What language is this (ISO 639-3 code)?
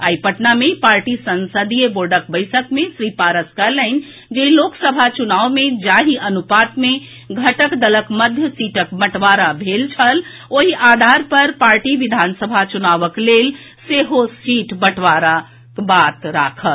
mai